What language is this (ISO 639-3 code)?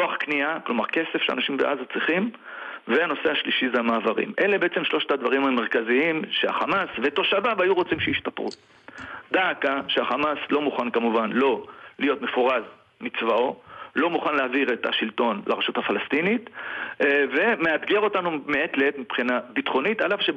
heb